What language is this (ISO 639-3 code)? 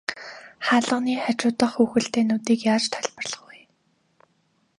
mon